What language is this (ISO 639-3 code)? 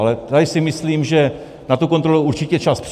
ces